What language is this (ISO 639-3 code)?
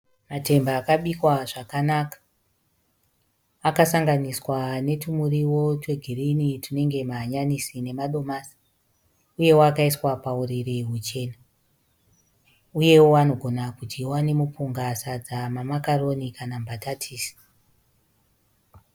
sna